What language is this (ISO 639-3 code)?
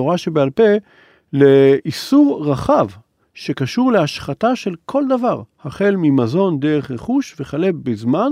heb